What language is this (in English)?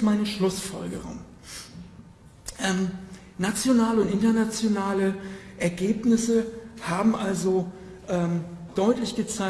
German